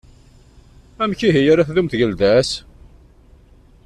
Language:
Kabyle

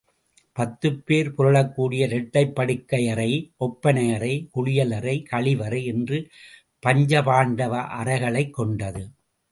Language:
Tamil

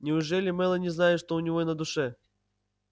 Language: Russian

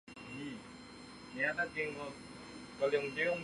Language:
Chinese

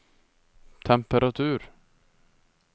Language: Norwegian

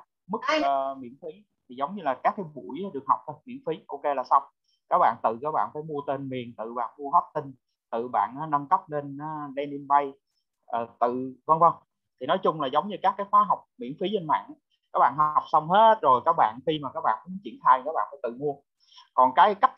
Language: Vietnamese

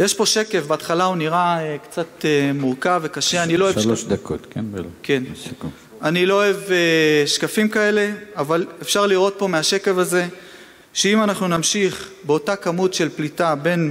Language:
Hebrew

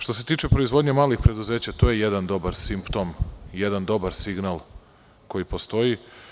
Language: Serbian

